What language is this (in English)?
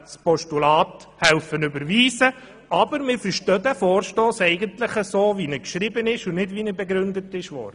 Swiss German